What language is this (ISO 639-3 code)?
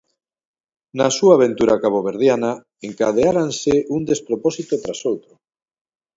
glg